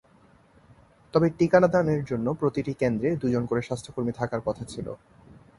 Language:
Bangla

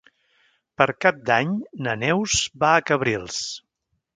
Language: Catalan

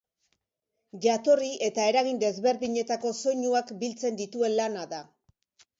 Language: Basque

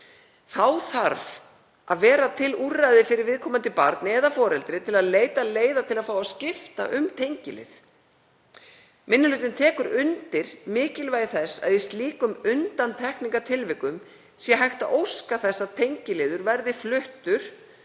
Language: Icelandic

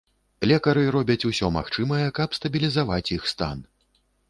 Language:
Belarusian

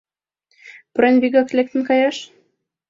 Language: Mari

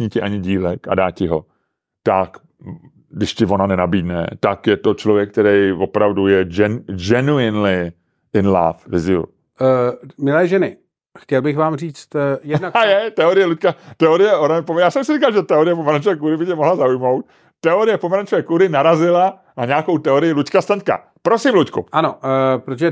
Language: Czech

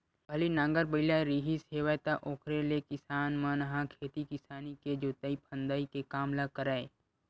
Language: Chhattisgarhi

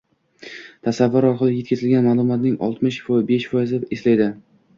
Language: Uzbek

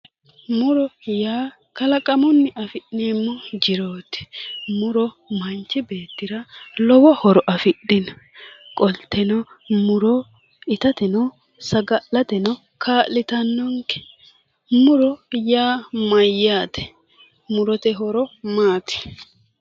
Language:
Sidamo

